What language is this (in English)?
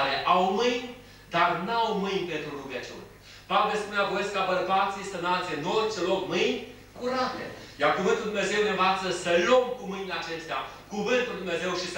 Romanian